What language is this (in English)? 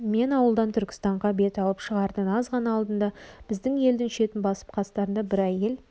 Kazakh